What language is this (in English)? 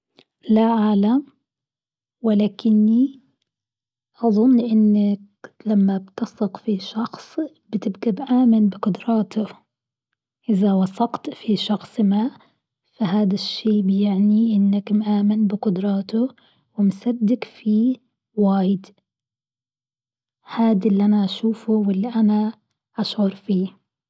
Gulf Arabic